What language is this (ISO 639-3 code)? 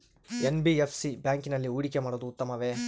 kan